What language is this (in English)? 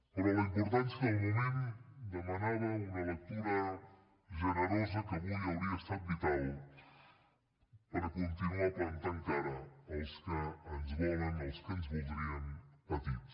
Catalan